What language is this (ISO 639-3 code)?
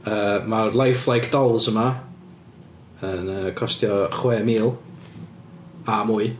cym